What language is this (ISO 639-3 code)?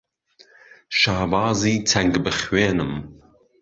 ckb